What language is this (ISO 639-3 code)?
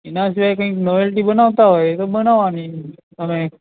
guj